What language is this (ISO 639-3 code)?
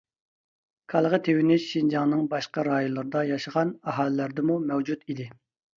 uig